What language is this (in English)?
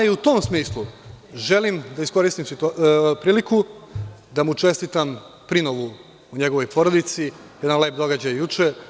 Serbian